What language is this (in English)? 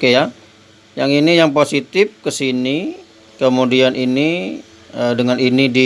Indonesian